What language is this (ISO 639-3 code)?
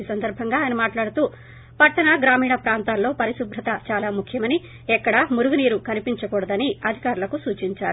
tel